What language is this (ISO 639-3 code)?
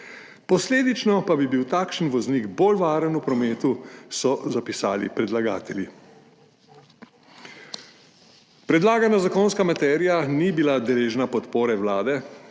slv